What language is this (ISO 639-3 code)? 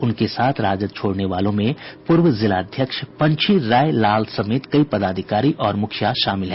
hin